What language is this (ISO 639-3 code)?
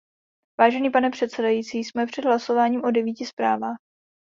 ces